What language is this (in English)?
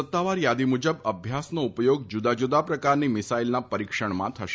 Gujarati